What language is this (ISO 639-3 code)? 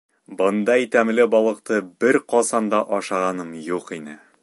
bak